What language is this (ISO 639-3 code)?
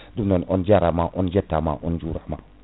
ful